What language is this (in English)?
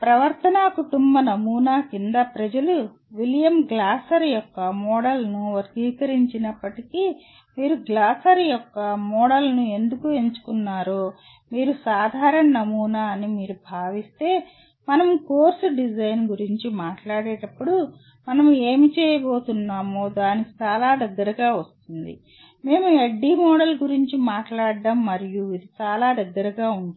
Telugu